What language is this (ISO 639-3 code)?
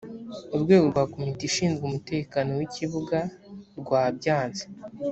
kin